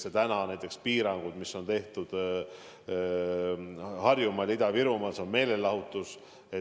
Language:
Estonian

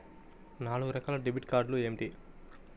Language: Telugu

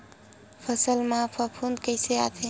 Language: Chhattisgarhi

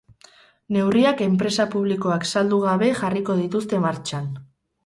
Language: Basque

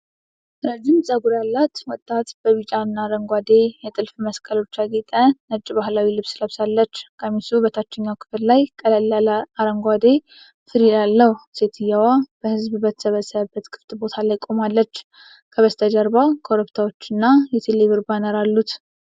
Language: Amharic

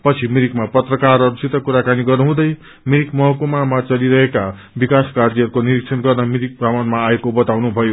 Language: Nepali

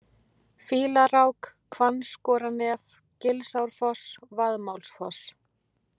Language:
Icelandic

